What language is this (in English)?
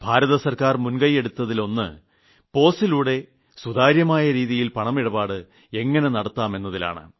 Malayalam